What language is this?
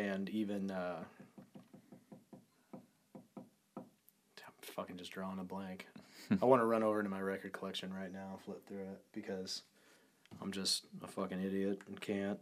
English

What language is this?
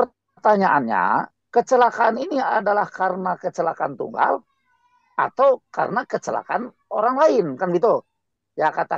Indonesian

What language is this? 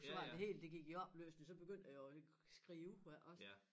Danish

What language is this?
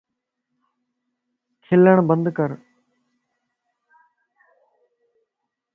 Lasi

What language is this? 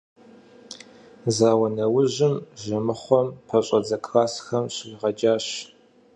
Kabardian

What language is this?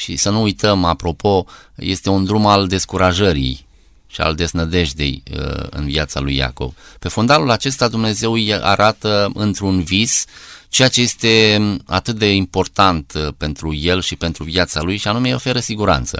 Romanian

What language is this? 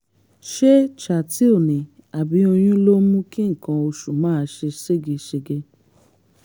Yoruba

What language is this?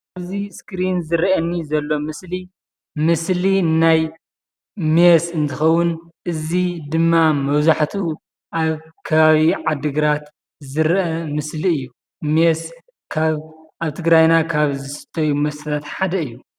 Tigrinya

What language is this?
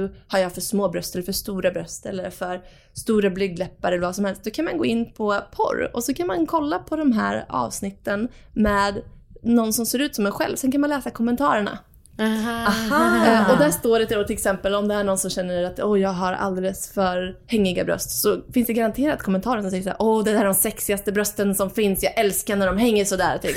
Swedish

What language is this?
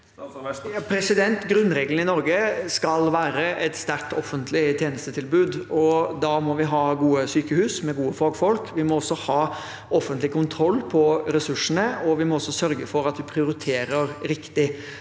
Norwegian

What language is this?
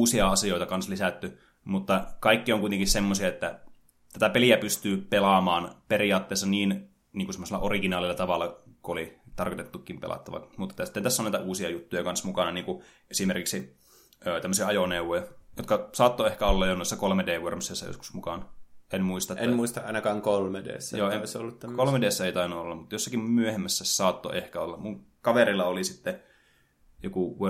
Finnish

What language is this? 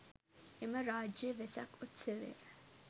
Sinhala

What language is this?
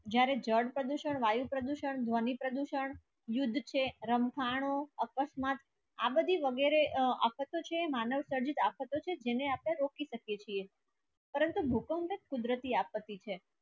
Gujarati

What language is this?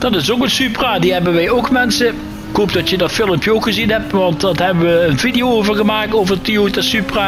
Dutch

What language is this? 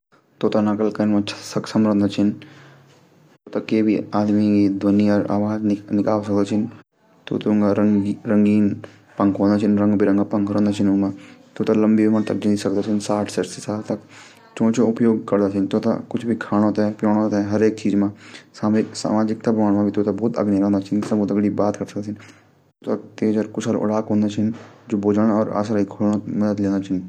Garhwali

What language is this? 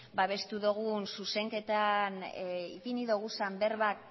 Basque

